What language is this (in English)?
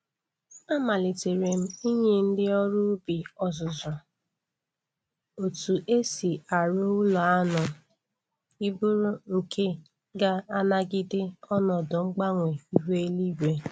Igbo